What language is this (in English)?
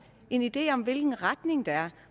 Danish